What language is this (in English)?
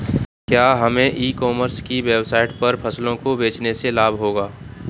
Hindi